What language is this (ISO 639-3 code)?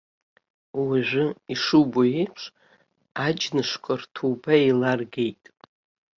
abk